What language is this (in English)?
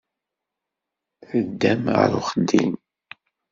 Kabyle